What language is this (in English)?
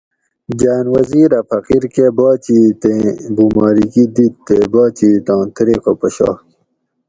Gawri